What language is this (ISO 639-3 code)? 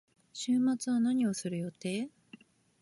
jpn